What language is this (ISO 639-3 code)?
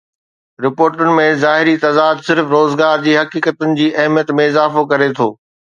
snd